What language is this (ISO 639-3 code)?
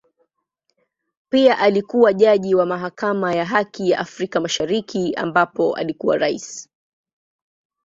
swa